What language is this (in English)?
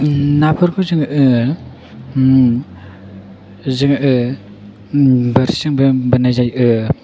Bodo